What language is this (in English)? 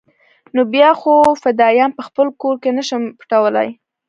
Pashto